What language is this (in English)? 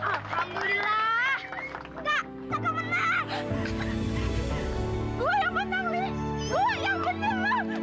Indonesian